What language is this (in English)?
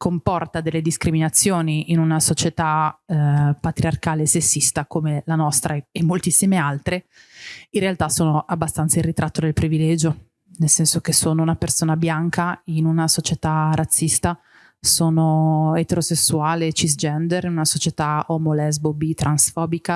Italian